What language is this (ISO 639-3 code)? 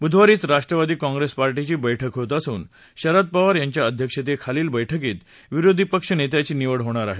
mar